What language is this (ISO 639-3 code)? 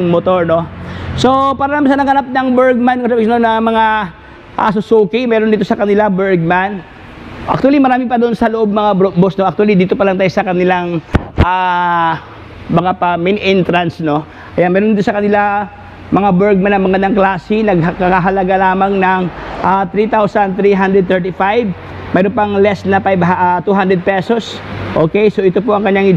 fil